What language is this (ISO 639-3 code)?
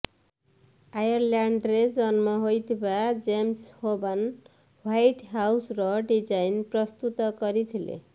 ori